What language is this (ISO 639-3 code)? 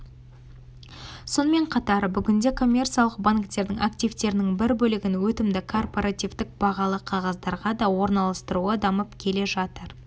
kaz